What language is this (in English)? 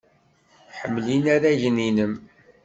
Kabyle